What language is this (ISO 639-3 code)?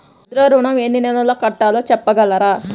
tel